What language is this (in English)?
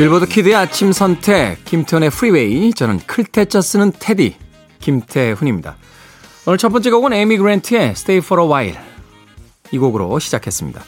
Korean